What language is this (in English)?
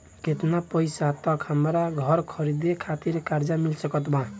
Bhojpuri